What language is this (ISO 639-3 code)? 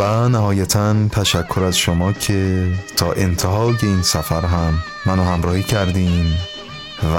fas